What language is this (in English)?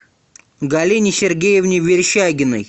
Russian